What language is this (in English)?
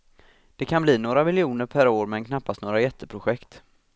Swedish